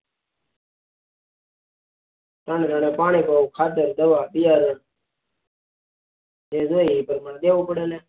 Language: Gujarati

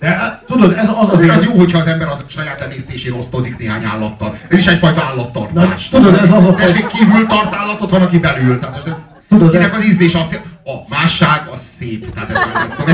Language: Hungarian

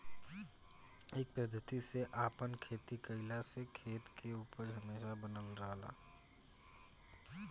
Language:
Bhojpuri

